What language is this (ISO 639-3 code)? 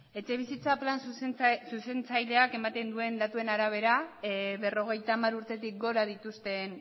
eus